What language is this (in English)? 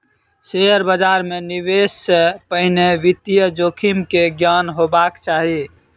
Maithili